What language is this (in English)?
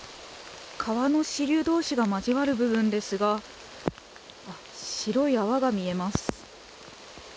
Japanese